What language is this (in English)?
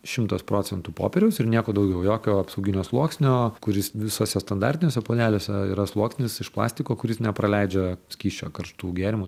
Lithuanian